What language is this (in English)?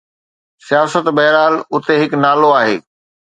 Sindhi